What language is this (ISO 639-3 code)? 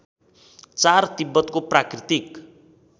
nep